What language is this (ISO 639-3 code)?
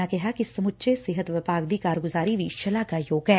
pan